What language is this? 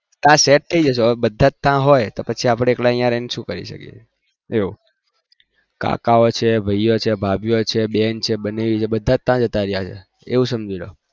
Gujarati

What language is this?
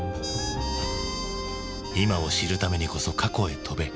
Japanese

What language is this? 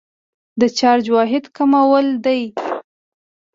Pashto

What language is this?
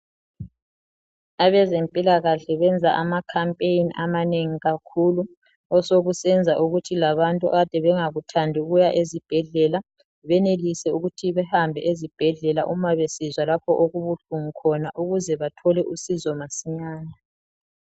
North Ndebele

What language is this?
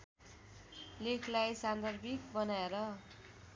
Nepali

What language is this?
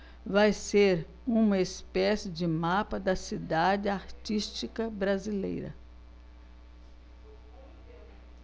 Portuguese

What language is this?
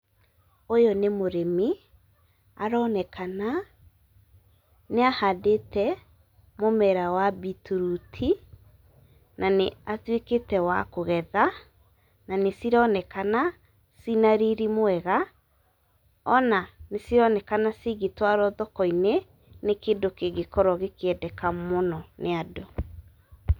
Kikuyu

